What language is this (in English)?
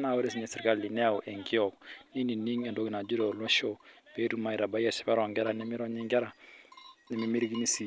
Masai